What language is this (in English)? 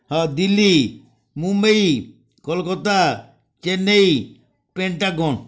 Odia